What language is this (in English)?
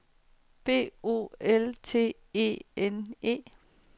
Danish